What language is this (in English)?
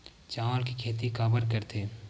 Chhattisgarhi